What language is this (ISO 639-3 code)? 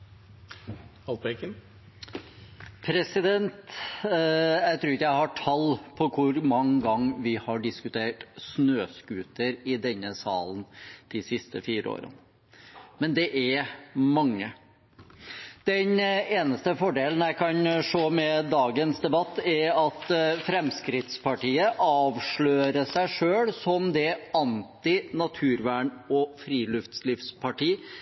nob